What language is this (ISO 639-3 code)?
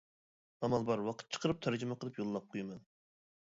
uig